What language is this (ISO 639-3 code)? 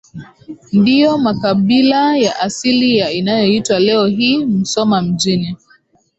swa